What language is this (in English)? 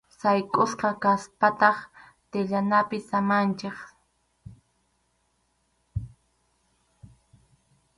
Arequipa-La Unión Quechua